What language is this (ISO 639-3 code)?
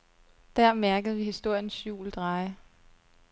dan